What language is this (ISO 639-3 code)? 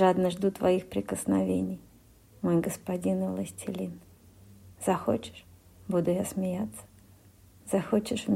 rus